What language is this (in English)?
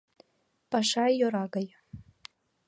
Mari